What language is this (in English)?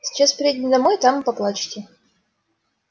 Russian